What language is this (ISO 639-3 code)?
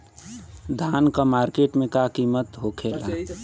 bho